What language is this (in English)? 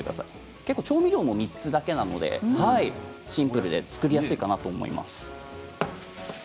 Japanese